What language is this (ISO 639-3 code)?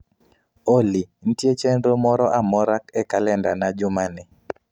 luo